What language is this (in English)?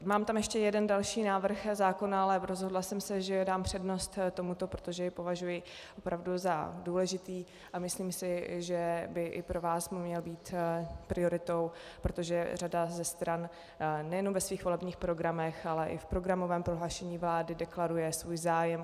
Czech